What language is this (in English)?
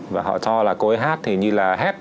Vietnamese